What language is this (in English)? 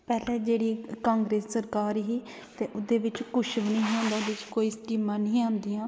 Dogri